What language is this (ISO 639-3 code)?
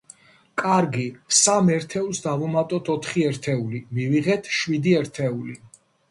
kat